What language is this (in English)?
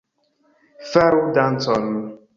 Esperanto